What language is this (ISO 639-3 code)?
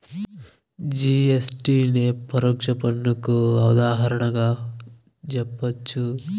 tel